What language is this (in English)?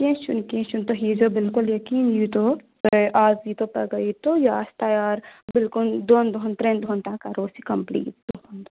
Kashmiri